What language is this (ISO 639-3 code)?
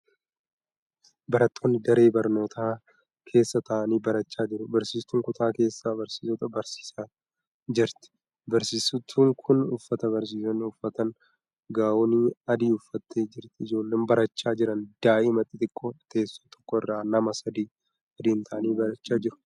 orm